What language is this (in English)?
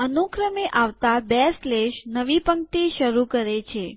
Gujarati